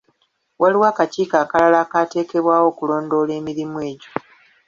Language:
Ganda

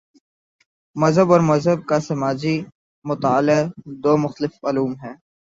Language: Urdu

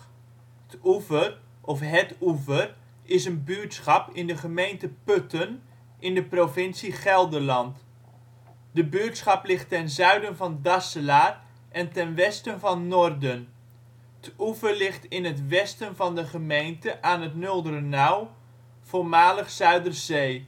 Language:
Dutch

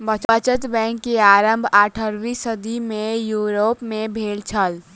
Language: Maithili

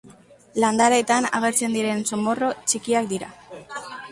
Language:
Basque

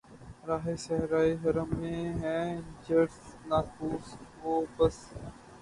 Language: Urdu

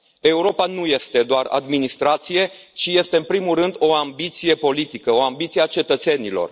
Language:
Romanian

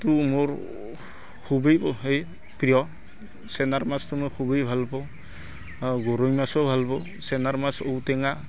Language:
Assamese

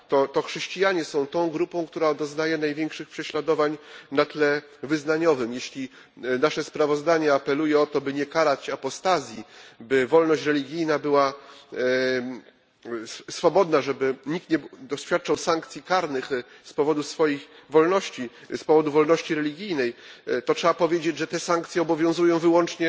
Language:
Polish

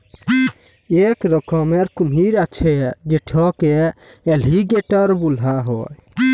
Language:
Bangla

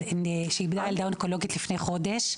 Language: Hebrew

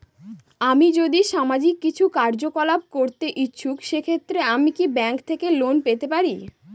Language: Bangla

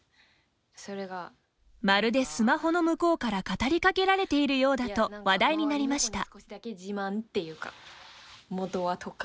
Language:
Japanese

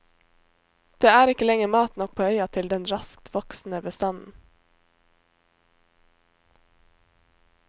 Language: Norwegian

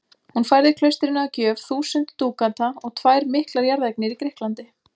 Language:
Icelandic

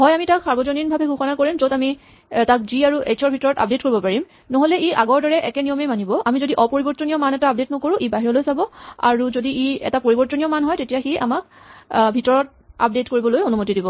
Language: Assamese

